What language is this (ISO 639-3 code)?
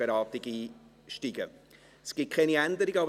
gsw